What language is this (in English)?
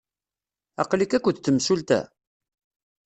Kabyle